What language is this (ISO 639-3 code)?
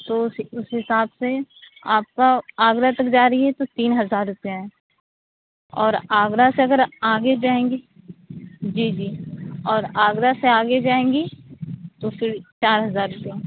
urd